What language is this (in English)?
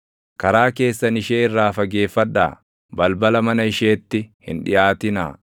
Oromo